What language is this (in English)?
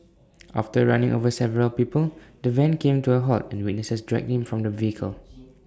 English